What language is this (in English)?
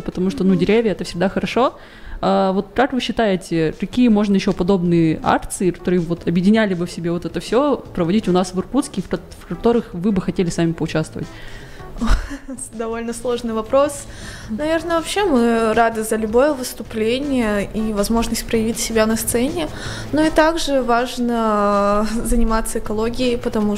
Russian